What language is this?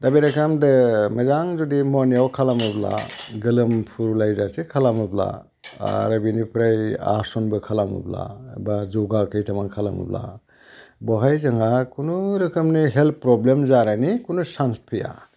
Bodo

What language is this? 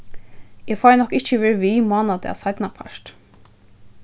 Faroese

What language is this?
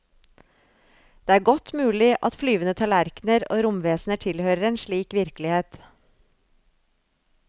Norwegian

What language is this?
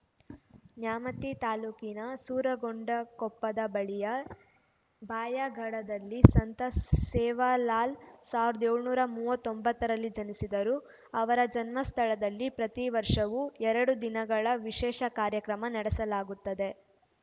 Kannada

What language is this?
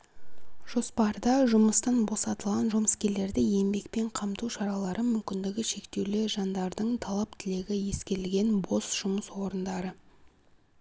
Kazakh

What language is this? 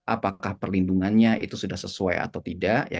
Indonesian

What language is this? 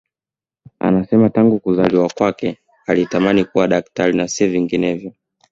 Swahili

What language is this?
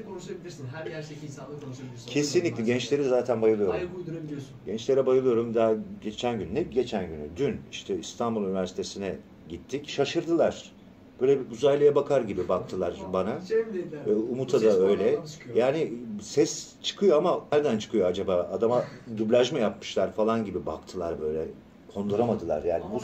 Turkish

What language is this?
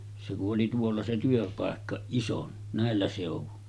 Finnish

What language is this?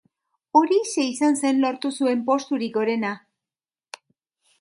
Basque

